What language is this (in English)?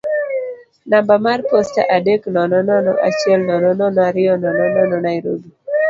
Luo (Kenya and Tanzania)